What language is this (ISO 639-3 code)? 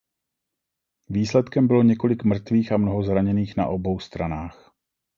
ces